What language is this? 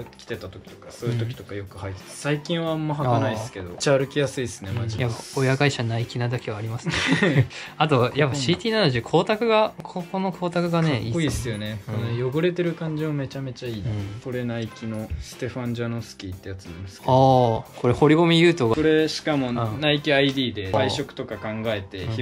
Japanese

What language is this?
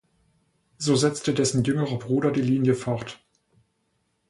German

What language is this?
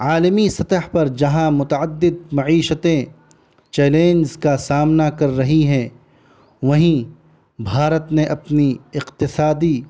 Urdu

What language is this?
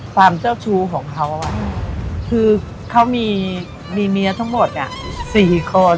Thai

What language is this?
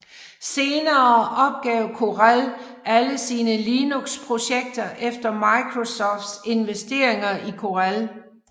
Danish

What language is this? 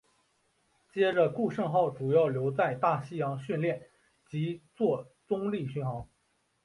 Chinese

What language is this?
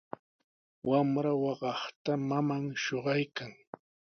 Sihuas Ancash Quechua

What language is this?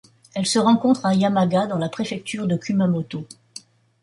French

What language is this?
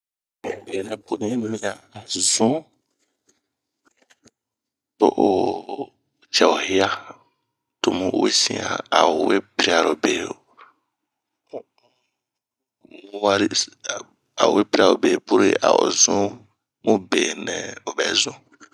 Bomu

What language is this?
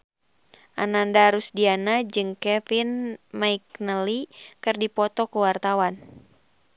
Sundanese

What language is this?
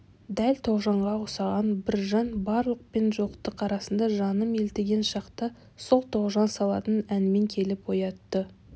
Kazakh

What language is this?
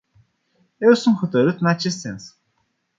Romanian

